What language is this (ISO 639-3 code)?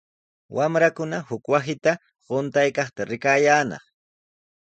qws